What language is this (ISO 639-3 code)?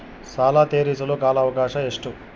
kan